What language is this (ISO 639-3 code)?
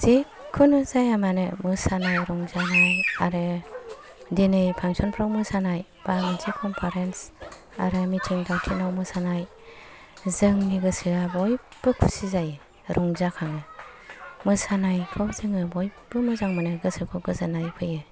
brx